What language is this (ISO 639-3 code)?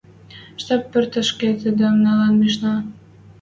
mrj